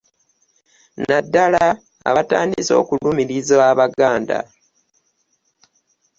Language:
Ganda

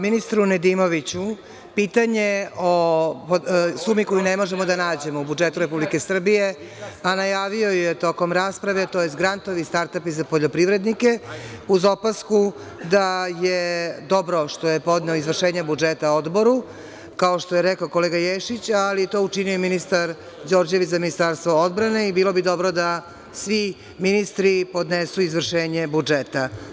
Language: Serbian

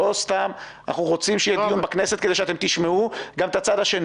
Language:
Hebrew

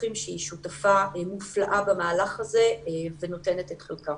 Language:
Hebrew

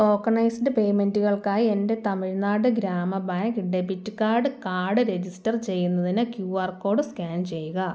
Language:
Malayalam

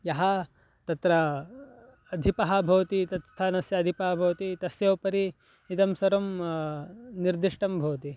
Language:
Sanskrit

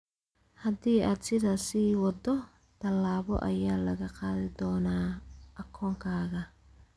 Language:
Somali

